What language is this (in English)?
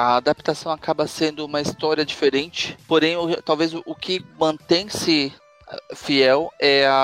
Portuguese